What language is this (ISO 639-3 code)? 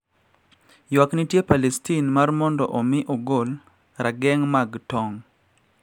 luo